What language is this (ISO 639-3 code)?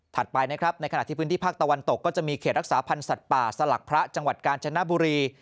tha